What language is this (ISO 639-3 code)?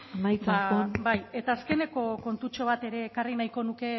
eus